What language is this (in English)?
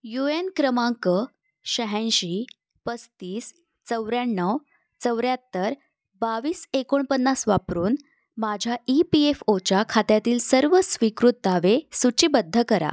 Marathi